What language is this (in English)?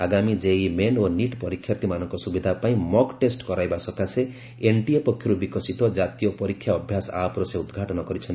Odia